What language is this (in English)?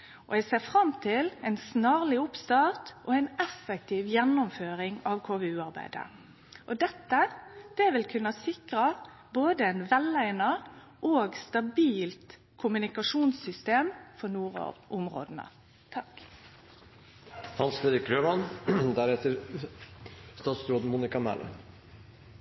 Norwegian Nynorsk